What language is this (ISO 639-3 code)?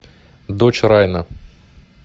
rus